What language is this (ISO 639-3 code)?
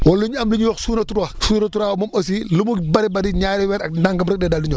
wol